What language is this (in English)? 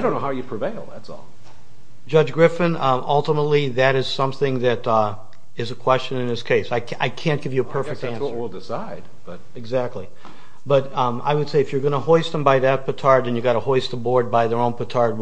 English